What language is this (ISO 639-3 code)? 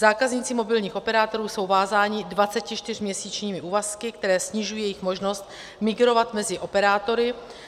ces